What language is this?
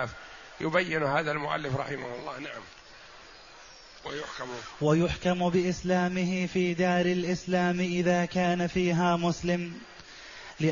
Arabic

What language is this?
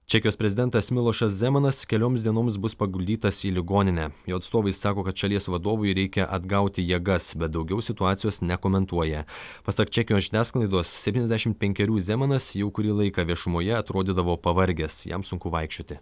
Lithuanian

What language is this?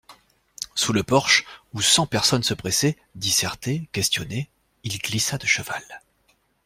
French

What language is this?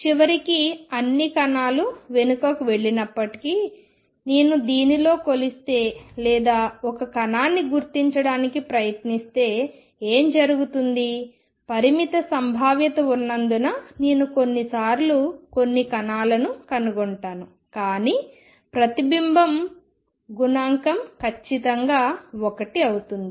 Telugu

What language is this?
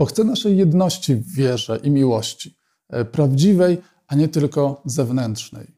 Polish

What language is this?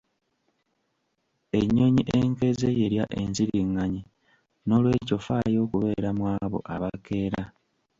Ganda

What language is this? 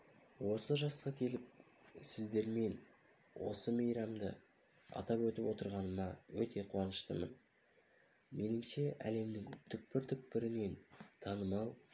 Kazakh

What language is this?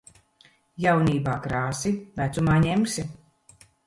Latvian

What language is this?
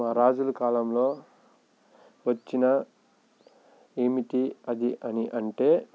Telugu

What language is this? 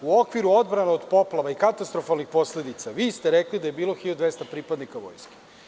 Serbian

